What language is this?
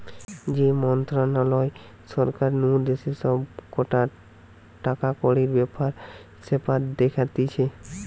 Bangla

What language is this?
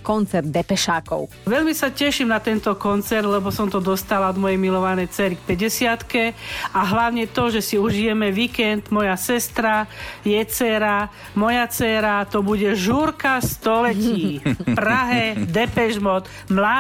Slovak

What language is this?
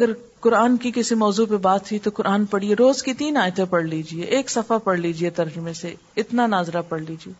Urdu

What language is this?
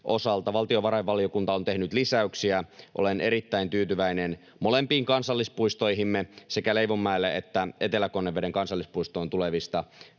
Finnish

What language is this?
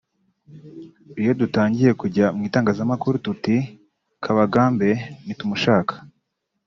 Kinyarwanda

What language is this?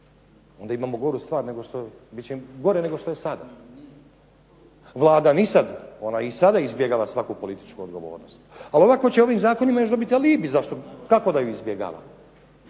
Croatian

